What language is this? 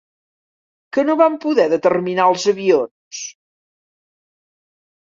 Catalan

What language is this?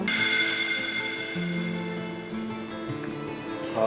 Indonesian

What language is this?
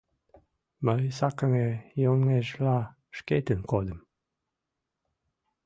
Mari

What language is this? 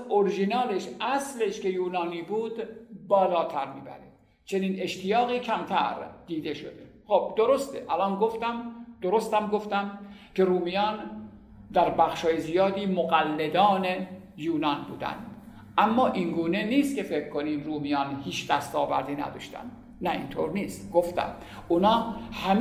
Persian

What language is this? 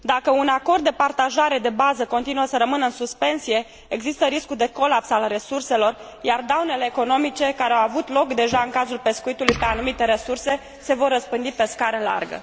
Romanian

